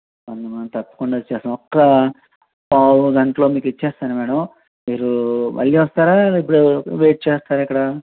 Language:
Telugu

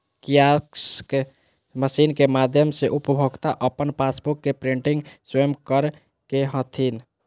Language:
Magahi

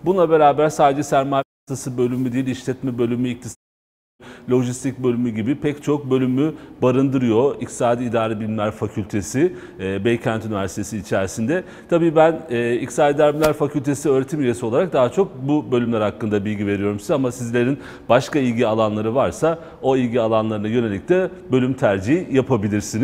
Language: Turkish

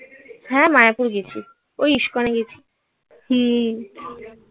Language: Bangla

